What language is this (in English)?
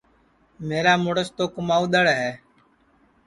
Sansi